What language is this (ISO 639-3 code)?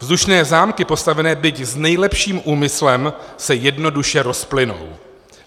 ces